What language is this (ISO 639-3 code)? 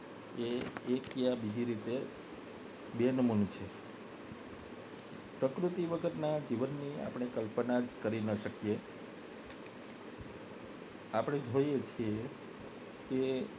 guj